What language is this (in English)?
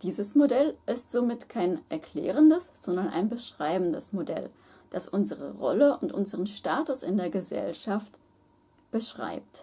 German